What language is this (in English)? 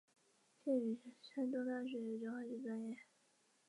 Chinese